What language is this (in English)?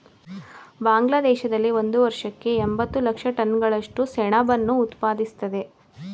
Kannada